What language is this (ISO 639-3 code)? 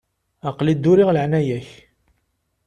kab